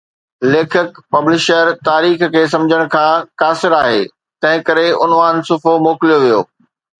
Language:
Sindhi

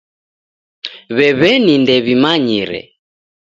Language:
Taita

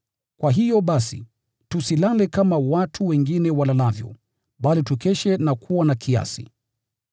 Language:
Swahili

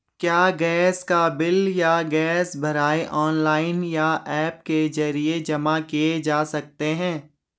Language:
Hindi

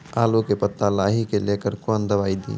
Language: Maithili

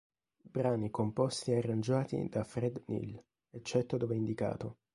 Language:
Italian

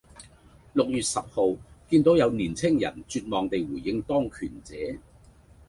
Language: Cantonese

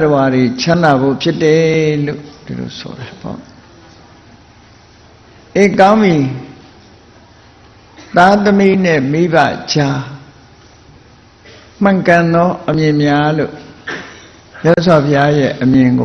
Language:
Vietnamese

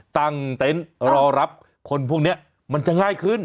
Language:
Thai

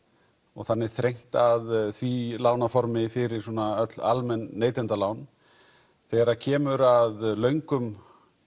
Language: Icelandic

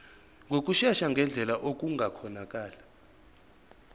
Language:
Zulu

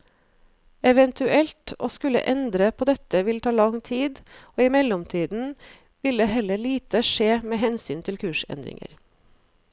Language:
Norwegian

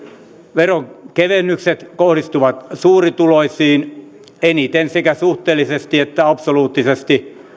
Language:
Finnish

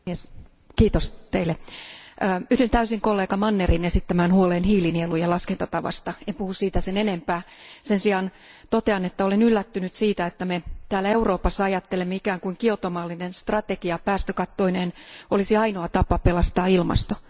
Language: Finnish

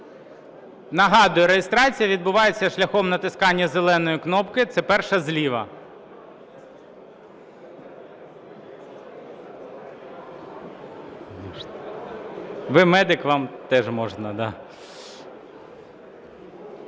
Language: Ukrainian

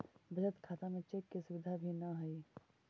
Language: Magahi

